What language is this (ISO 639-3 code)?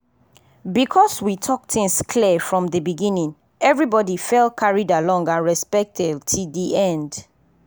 pcm